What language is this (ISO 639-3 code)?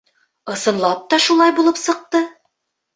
bak